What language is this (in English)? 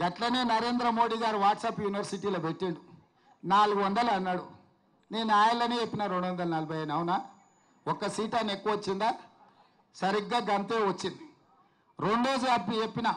Telugu